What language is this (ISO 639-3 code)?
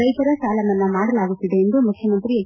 kan